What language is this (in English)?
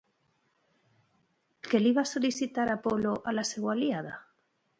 Catalan